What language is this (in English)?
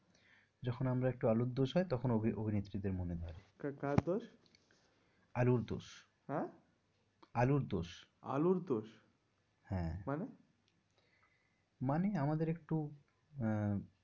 Bangla